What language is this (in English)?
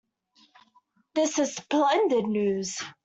English